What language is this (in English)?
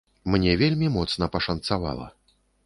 Belarusian